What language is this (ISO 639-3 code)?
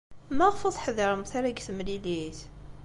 kab